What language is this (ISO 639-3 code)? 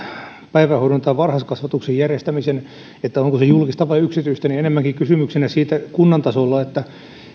fin